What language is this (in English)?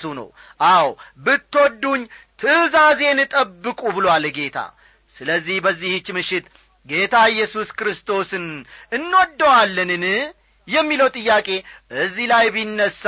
Amharic